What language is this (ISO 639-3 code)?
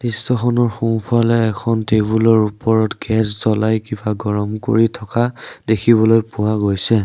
asm